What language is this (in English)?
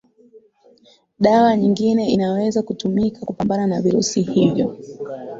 Swahili